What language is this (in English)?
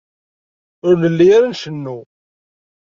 Kabyle